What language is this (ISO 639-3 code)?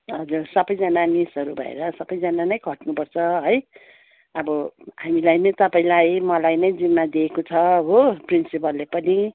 nep